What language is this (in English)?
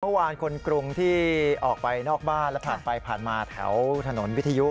Thai